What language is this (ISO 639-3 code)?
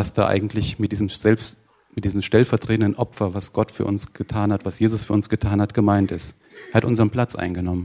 deu